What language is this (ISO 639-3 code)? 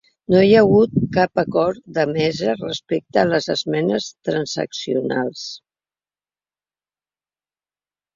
cat